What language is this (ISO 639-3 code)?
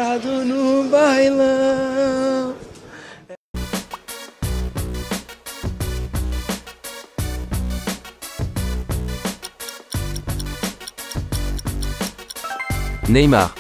fra